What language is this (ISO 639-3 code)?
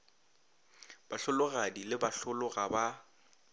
nso